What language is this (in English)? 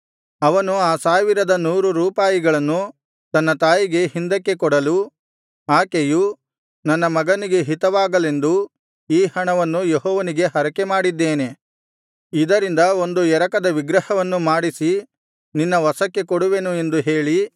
Kannada